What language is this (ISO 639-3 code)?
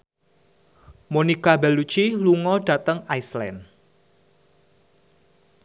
jav